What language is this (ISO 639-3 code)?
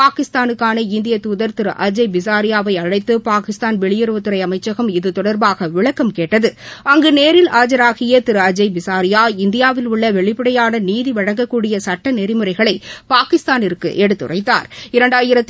tam